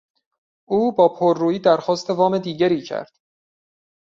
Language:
Persian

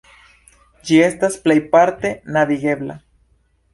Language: Esperanto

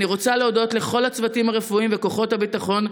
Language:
Hebrew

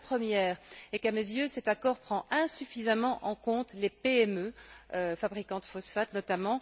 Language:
French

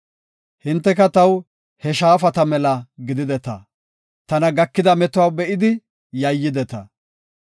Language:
Gofa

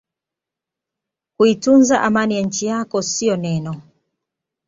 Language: Swahili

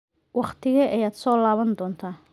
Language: Somali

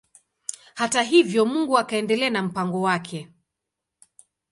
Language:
Swahili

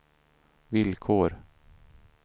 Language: Swedish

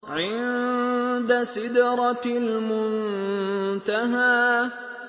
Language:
Arabic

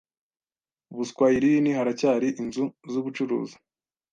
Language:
Kinyarwanda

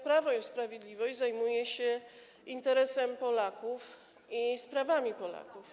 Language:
Polish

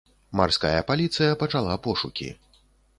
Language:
Belarusian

